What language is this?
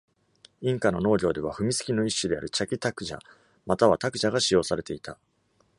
Japanese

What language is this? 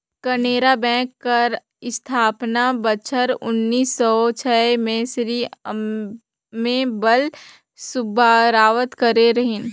Chhattisgarhi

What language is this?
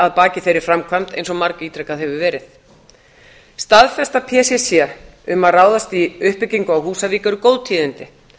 Icelandic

